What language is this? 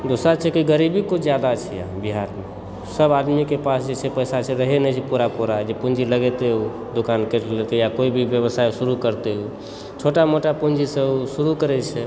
Maithili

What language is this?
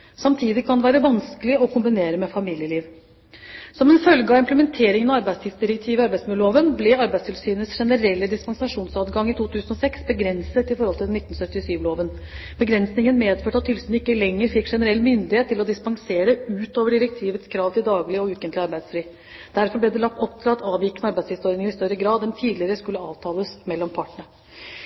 Norwegian Bokmål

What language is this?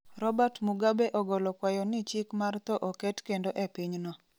Luo (Kenya and Tanzania)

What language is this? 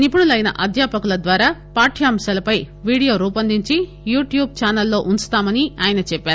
Telugu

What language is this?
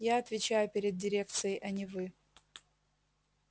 Russian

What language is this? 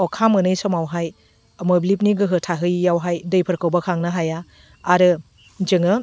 Bodo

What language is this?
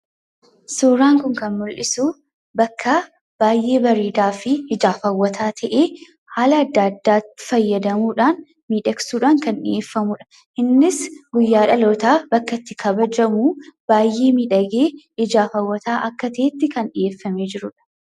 Oromo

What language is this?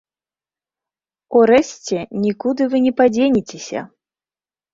Belarusian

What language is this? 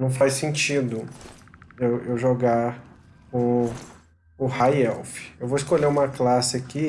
Portuguese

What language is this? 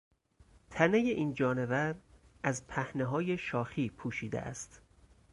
Persian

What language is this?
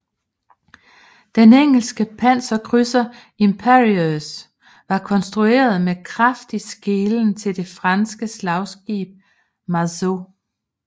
Danish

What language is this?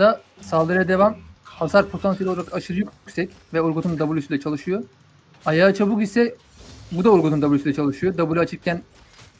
Turkish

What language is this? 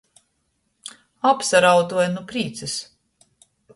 Latgalian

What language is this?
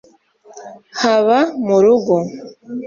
Kinyarwanda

